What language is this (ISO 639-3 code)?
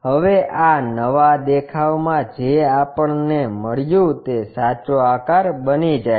guj